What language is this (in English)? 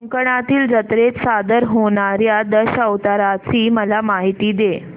Marathi